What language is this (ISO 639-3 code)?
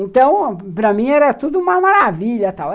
por